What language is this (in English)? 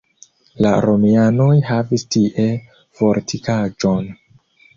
Esperanto